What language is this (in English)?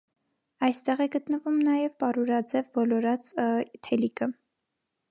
Armenian